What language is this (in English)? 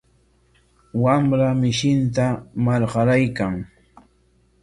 Corongo Ancash Quechua